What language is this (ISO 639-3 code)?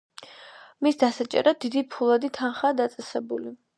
kat